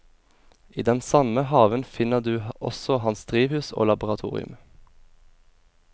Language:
Norwegian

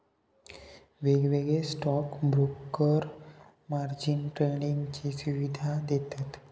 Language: Marathi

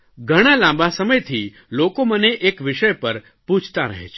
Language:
Gujarati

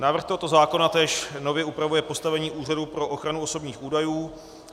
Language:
Czech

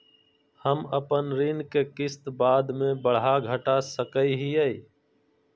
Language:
Magahi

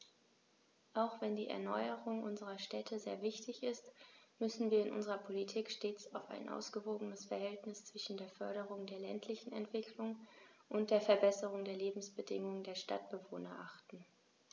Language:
German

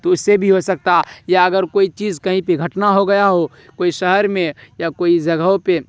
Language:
Urdu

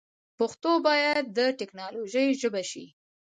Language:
Pashto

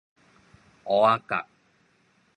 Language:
Min Nan Chinese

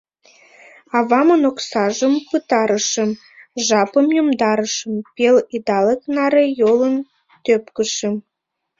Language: Mari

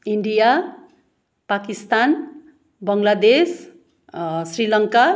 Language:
Nepali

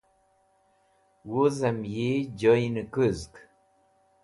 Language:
Wakhi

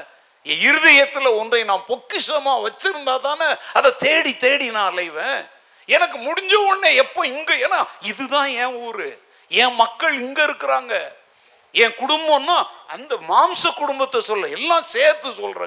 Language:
Tamil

